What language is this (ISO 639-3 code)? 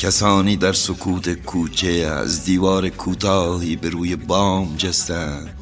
fas